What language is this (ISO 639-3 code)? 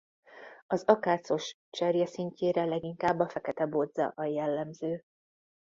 hun